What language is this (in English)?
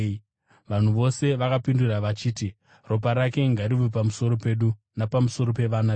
Shona